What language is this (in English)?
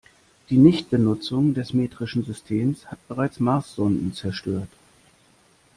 German